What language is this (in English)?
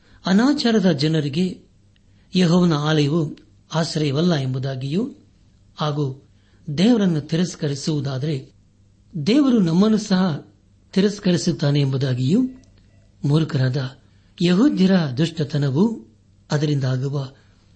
Kannada